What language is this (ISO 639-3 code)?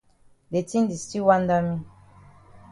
wes